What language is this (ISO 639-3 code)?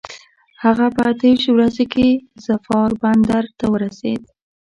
pus